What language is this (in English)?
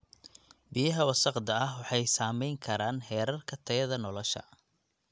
Somali